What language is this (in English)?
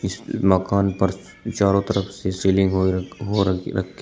Hindi